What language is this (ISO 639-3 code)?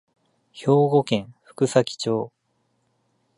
jpn